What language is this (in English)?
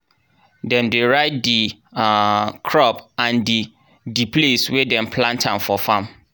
Nigerian Pidgin